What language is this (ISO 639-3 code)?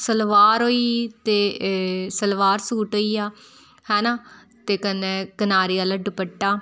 doi